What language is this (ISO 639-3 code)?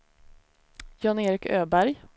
swe